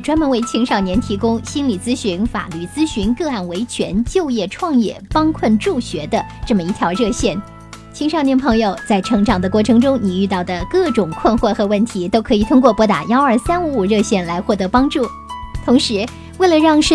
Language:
Chinese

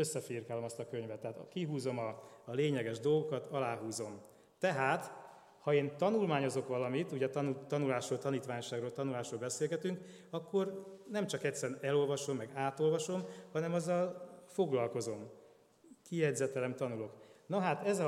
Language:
Hungarian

